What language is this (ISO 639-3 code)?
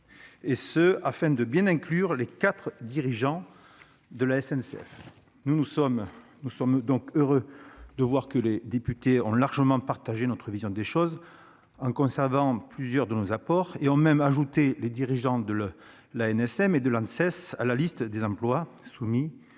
fra